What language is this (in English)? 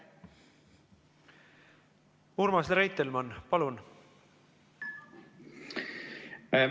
Estonian